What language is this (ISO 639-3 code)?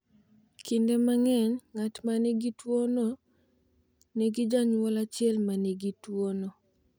luo